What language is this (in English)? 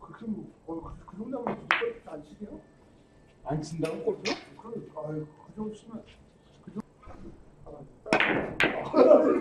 Korean